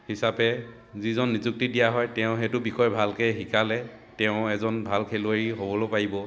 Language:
Assamese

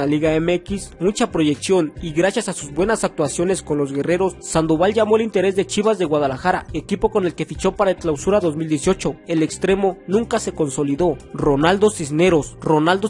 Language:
Spanish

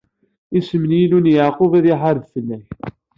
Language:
Kabyle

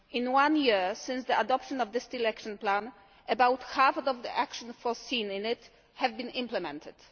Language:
English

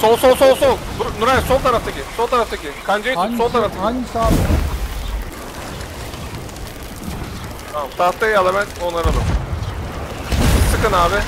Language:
Turkish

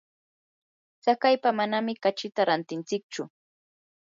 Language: Yanahuanca Pasco Quechua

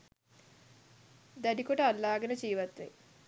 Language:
Sinhala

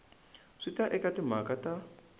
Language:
Tsonga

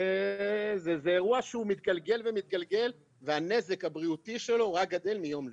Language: Hebrew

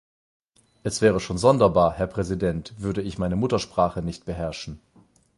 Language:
German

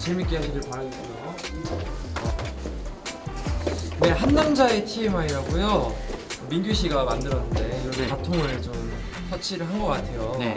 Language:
Korean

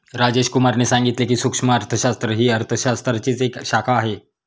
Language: Marathi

